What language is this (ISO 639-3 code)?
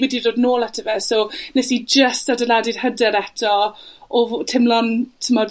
cym